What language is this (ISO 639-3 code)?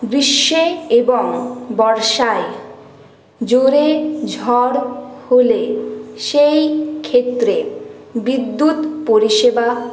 ben